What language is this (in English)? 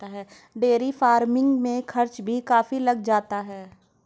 Hindi